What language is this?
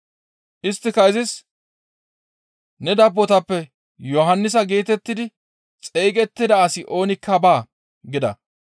Gamo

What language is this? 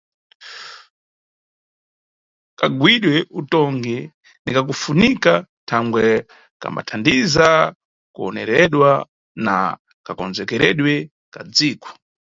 Nyungwe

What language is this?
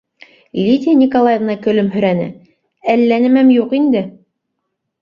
Bashkir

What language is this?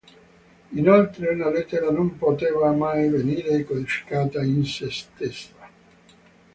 Italian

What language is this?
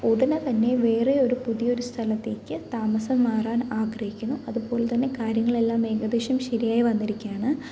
Malayalam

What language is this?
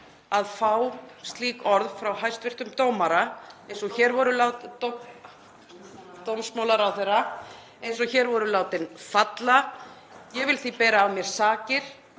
Icelandic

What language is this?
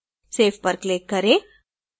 Hindi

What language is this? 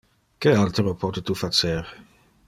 Interlingua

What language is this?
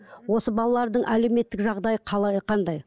Kazakh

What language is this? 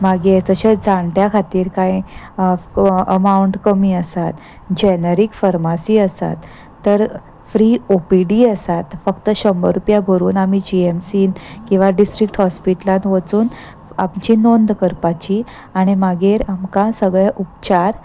Konkani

